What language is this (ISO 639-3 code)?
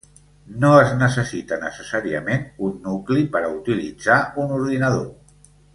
cat